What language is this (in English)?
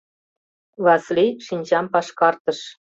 Mari